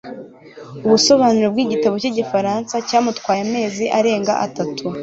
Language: Kinyarwanda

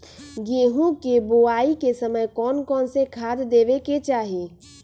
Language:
Magahi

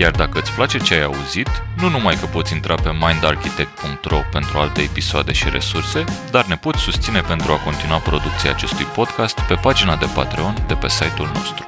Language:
Romanian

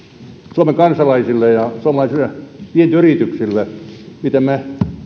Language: Finnish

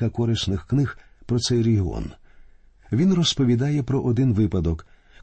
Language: Ukrainian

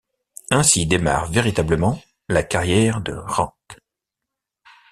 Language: French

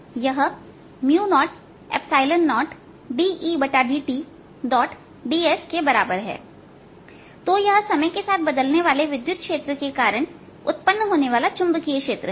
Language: Hindi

